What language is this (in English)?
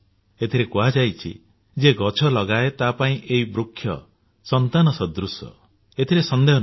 Odia